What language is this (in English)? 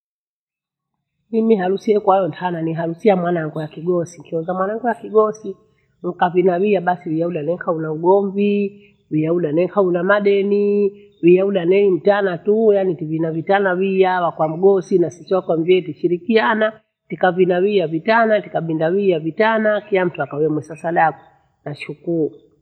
Bondei